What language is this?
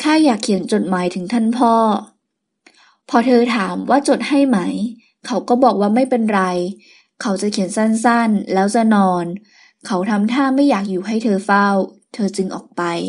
Thai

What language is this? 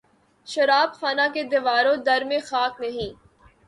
Urdu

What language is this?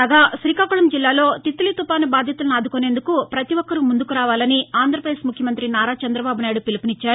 Telugu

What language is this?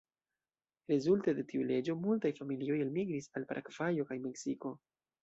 Esperanto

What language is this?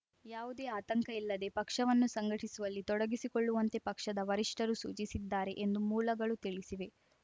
Kannada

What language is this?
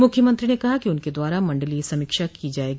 Hindi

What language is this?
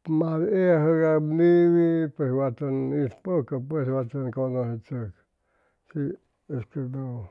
Chimalapa Zoque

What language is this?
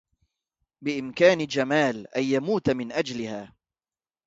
Arabic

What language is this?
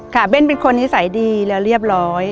Thai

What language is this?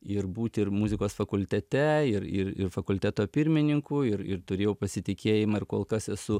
Lithuanian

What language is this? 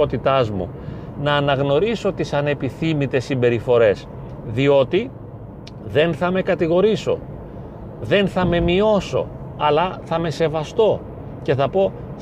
Greek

